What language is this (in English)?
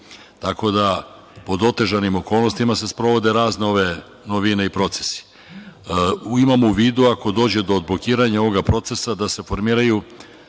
Serbian